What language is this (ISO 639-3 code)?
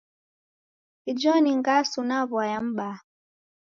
dav